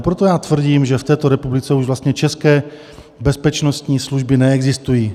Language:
Czech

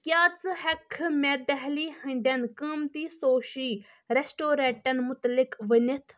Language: Kashmiri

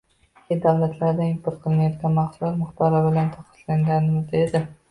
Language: Uzbek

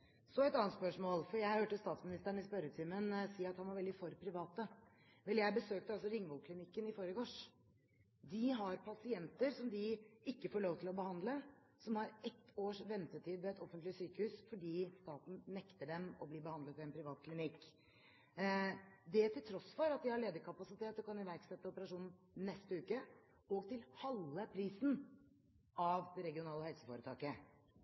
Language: Norwegian Bokmål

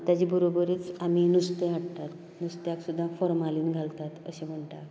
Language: Konkani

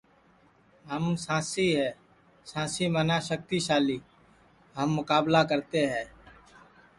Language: Sansi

